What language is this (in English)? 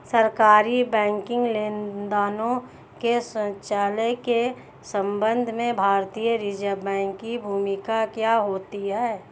Hindi